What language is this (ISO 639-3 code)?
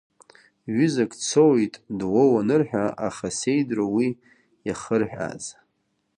abk